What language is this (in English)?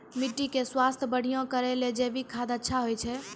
Maithili